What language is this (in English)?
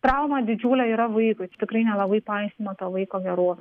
Lithuanian